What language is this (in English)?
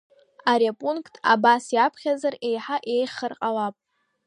Abkhazian